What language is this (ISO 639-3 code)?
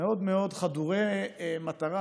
heb